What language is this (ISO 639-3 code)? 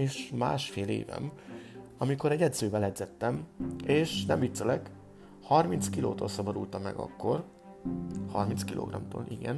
hun